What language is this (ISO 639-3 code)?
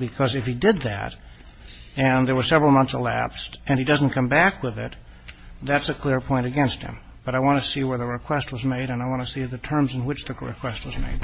eng